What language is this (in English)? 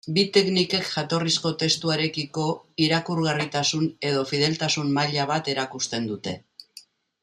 Basque